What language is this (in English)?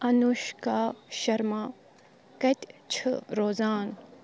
Kashmiri